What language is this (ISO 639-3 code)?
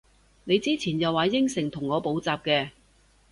yue